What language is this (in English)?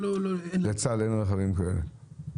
Hebrew